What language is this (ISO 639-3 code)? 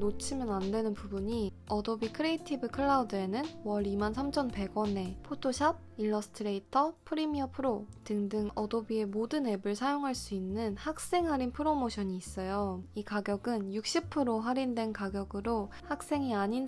kor